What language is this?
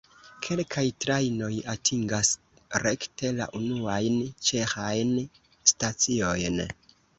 Esperanto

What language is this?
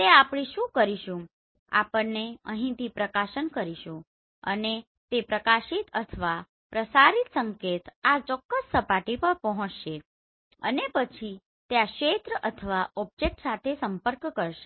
Gujarati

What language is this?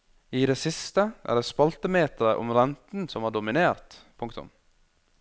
Norwegian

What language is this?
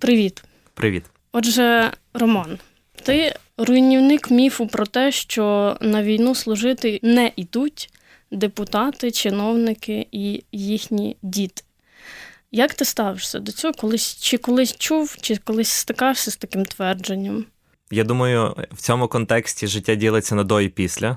Ukrainian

